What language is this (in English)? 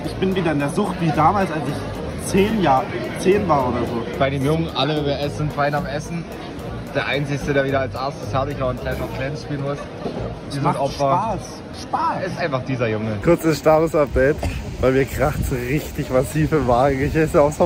German